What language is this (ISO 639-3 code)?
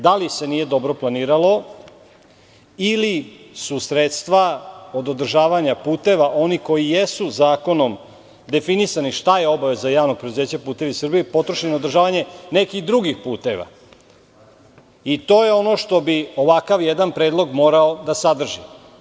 srp